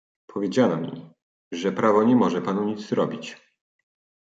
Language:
Polish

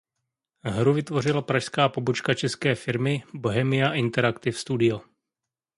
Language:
Czech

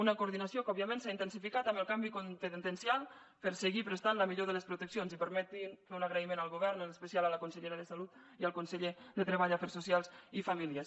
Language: Catalan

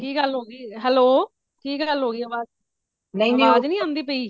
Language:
Punjabi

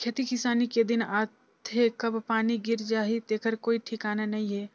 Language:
Chhattisgarhi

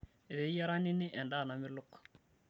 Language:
Masai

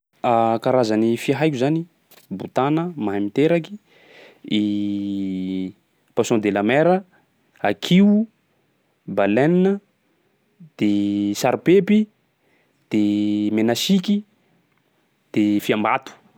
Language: Sakalava Malagasy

